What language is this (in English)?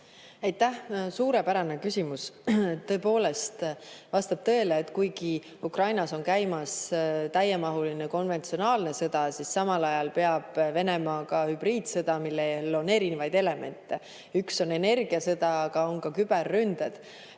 Estonian